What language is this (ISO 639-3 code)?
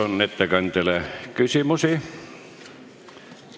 est